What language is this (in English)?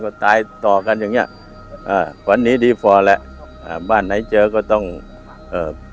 Thai